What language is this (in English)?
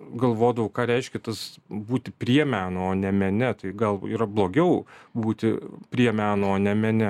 Lithuanian